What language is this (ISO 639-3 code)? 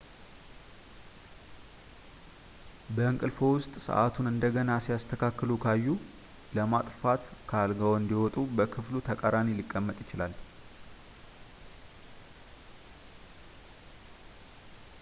amh